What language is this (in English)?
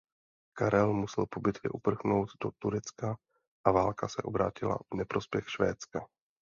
Czech